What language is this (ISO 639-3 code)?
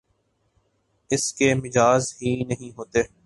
urd